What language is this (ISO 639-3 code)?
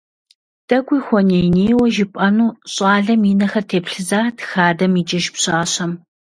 kbd